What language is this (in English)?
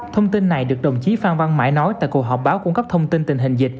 Vietnamese